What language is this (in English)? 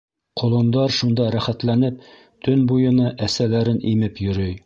Bashkir